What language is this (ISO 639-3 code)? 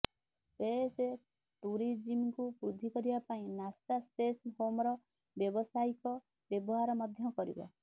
ori